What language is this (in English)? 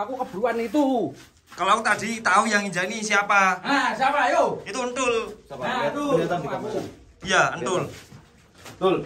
Indonesian